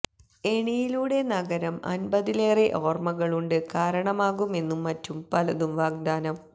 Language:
Malayalam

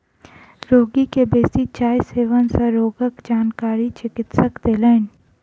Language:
Maithili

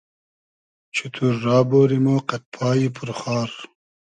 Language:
Hazaragi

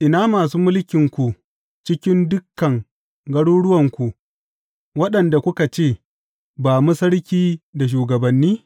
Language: Hausa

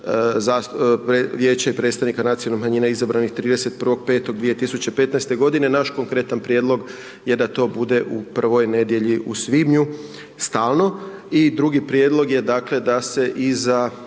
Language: Croatian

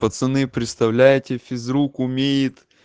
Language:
Russian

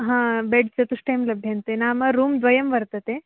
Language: Sanskrit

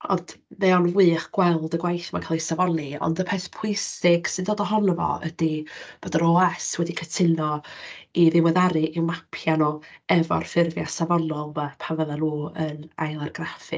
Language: Welsh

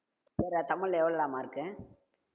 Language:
Tamil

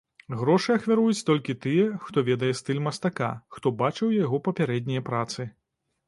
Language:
Belarusian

